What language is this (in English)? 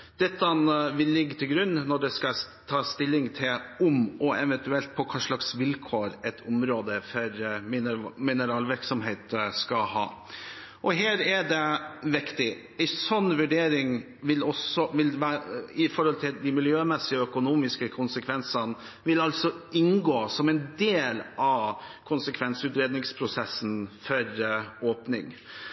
Norwegian Bokmål